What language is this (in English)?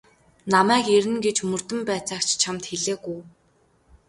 Mongolian